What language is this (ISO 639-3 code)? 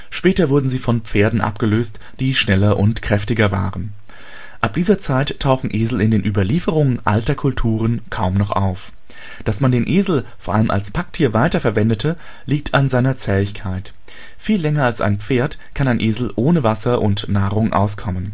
deu